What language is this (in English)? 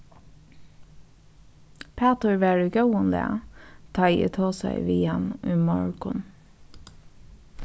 Faroese